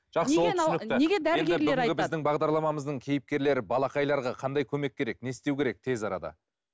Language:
Kazakh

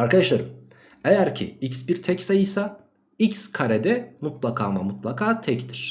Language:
Turkish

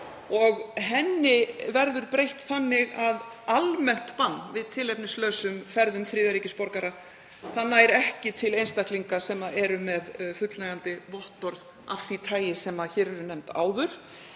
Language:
Icelandic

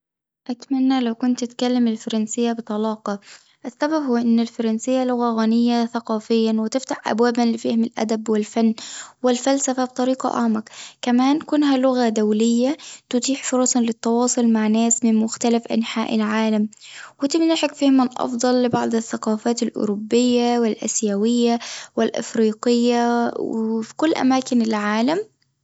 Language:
Tunisian Arabic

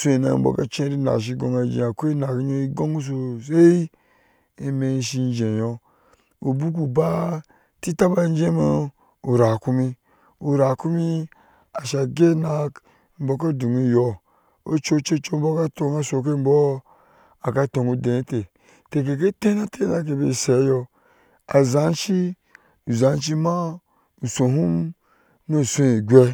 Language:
Ashe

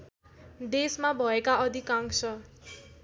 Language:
Nepali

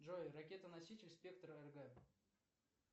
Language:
Russian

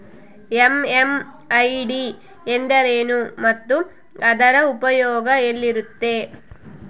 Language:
Kannada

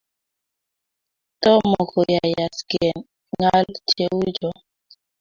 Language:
Kalenjin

